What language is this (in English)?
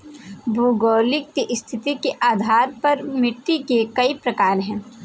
Hindi